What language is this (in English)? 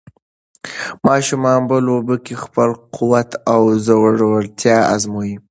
Pashto